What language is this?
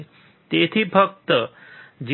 Gujarati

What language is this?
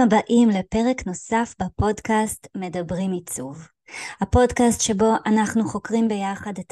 Hebrew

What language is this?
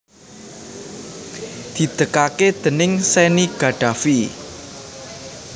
Javanese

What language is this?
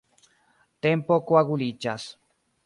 Esperanto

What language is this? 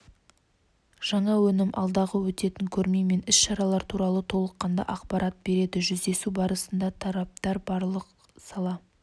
Kazakh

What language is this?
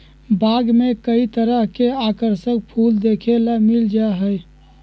Magahi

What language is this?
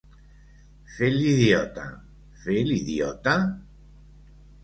Catalan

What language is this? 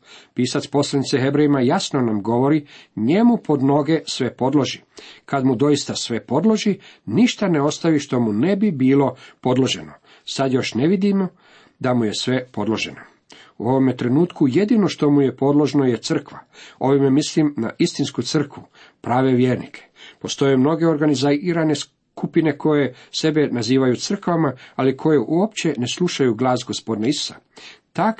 Croatian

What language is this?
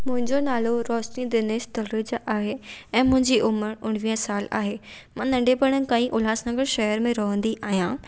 Sindhi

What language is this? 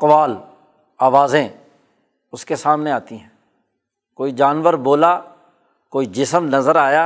Urdu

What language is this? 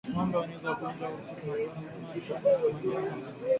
Swahili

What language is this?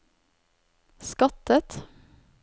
Norwegian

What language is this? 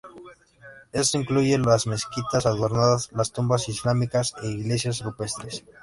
Spanish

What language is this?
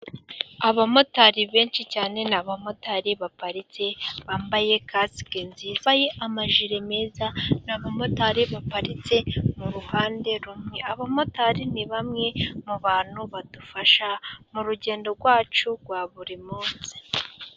Kinyarwanda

